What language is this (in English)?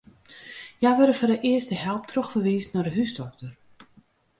Western Frisian